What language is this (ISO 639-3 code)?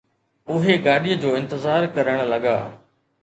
snd